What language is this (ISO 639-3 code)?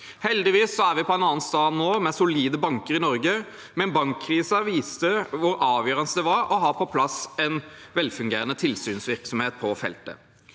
nor